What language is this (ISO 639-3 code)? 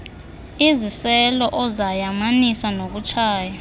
xho